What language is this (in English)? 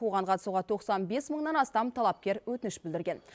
Kazakh